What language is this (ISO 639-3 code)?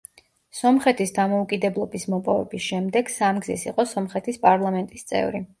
kat